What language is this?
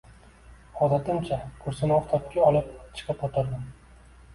Uzbek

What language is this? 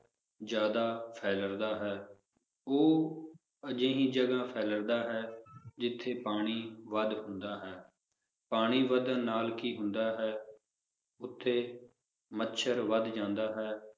Punjabi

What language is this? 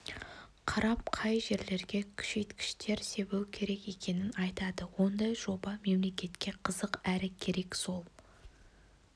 Kazakh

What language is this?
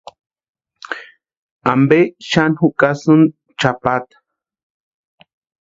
Western Highland Purepecha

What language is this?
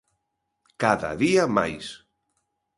Galician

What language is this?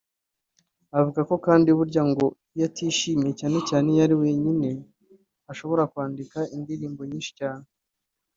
Kinyarwanda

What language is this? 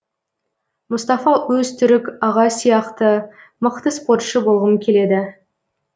Kazakh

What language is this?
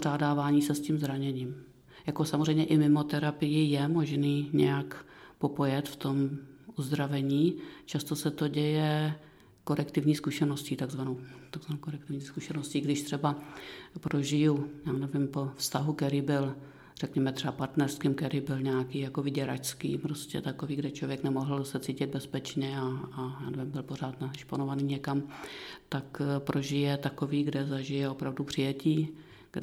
Czech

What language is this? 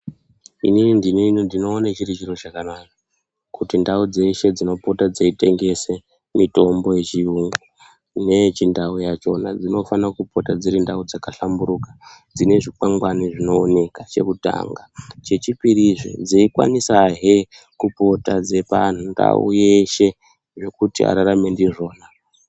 Ndau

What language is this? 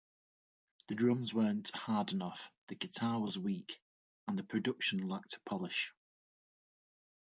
English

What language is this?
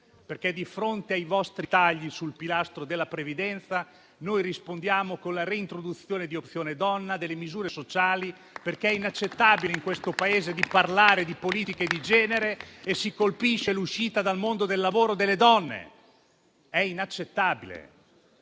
Italian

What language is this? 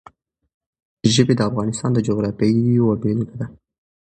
Pashto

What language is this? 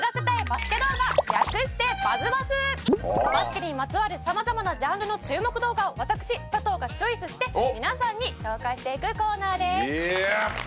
Japanese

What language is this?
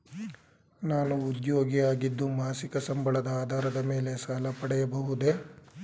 Kannada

